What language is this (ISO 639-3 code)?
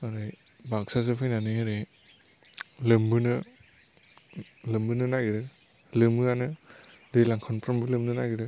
brx